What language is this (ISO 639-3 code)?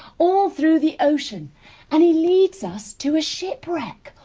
eng